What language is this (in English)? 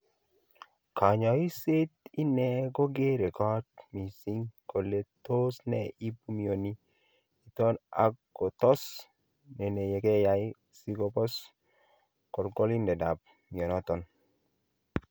Kalenjin